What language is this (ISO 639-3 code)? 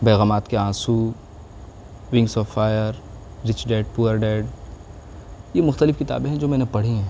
urd